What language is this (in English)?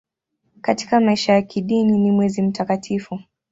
Swahili